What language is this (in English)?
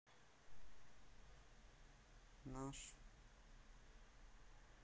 Russian